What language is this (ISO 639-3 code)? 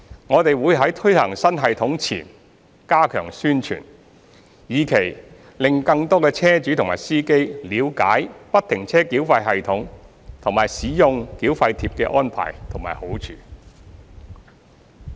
yue